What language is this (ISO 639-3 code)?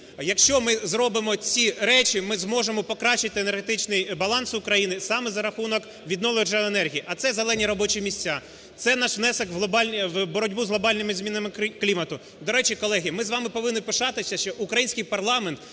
ukr